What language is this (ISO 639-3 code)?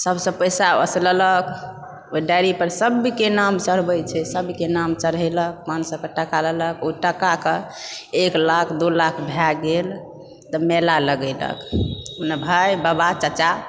mai